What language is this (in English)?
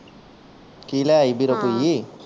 Punjabi